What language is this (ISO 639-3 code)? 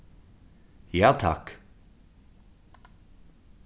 fao